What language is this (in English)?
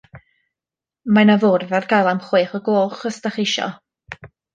Welsh